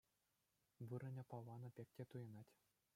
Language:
Chuvash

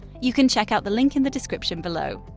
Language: English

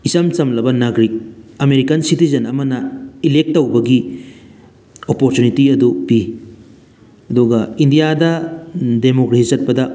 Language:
Manipuri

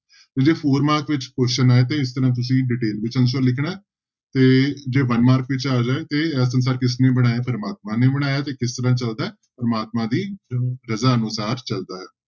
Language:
Punjabi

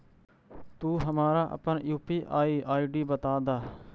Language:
Magahi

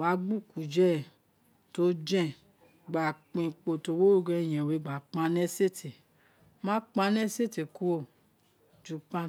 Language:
Isekiri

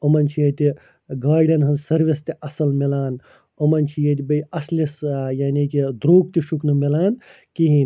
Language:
Kashmiri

